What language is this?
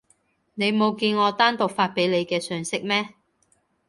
Cantonese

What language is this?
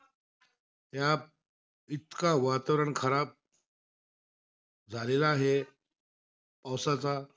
Marathi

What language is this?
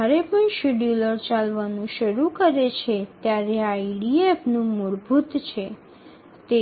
Gujarati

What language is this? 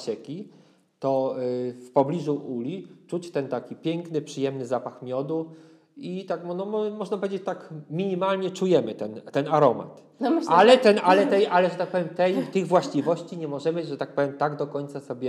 Polish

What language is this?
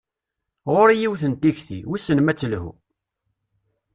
Kabyle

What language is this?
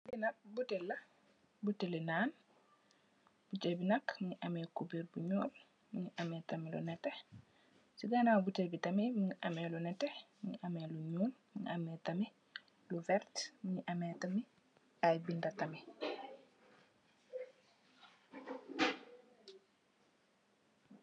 Wolof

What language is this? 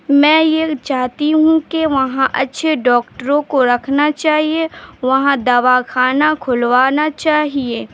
Urdu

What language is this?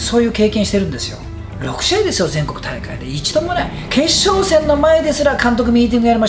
Japanese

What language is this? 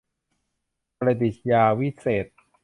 Thai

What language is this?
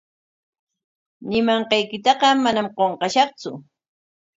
Corongo Ancash Quechua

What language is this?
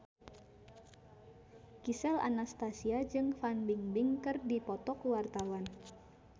Sundanese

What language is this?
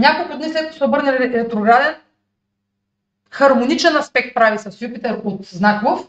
Bulgarian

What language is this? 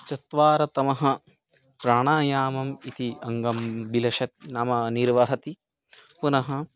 Sanskrit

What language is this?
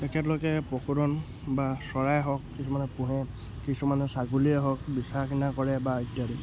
Assamese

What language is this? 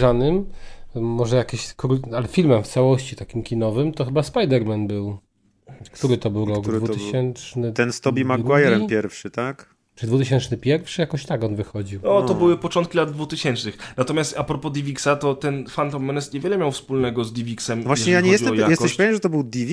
Polish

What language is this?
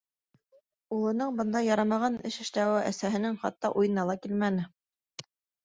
Bashkir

